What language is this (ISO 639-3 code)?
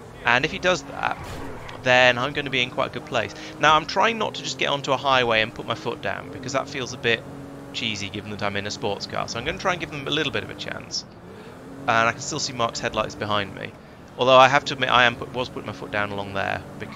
eng